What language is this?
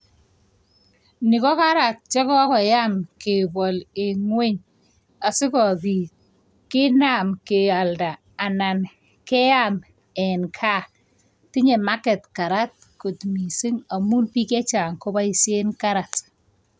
Kalenjin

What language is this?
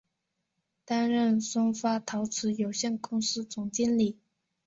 Chinese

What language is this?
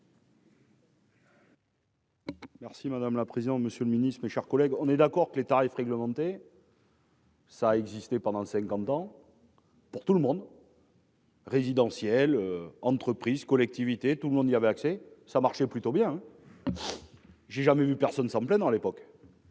French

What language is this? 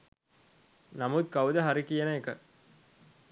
Sinhala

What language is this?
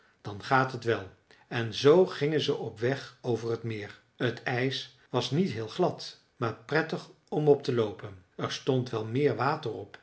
Dutch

